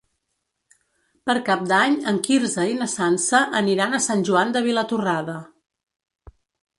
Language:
Catalan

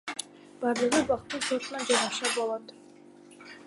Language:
Kyrgyz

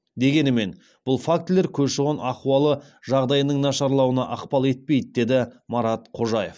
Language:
Kazakh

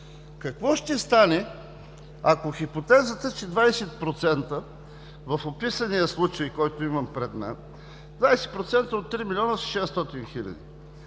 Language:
Bulgarian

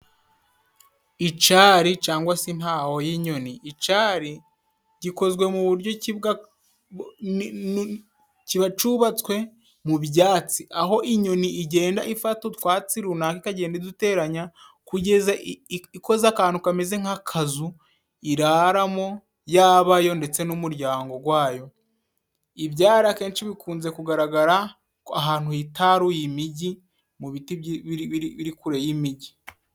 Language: Kinyarwanda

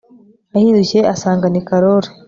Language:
Kinyarwanda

